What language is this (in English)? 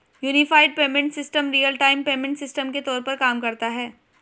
Hindi